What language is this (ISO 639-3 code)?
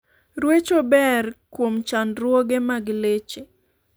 luo